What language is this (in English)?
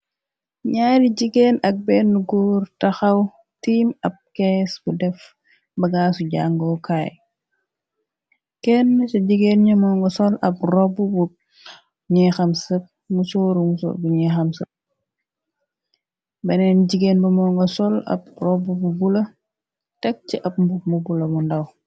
Wolof